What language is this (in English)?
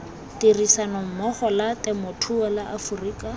Tswana